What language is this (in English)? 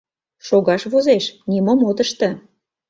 Mari